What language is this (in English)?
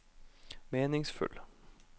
Norwegian